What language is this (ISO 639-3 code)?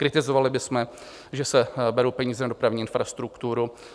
ces